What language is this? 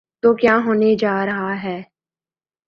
Urdu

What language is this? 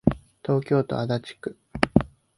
Japanese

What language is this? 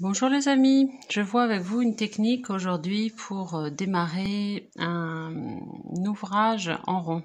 French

